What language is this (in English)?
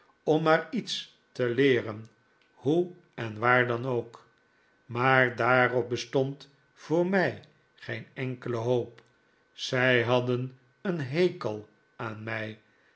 Dutch